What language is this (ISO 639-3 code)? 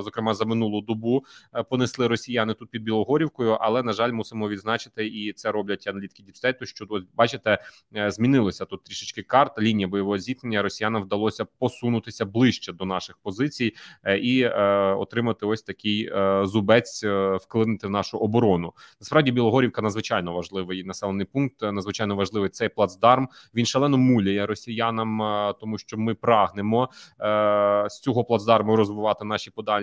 ukr